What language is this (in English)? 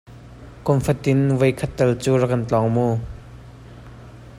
Hakha Chin